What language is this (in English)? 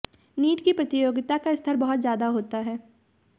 Hindi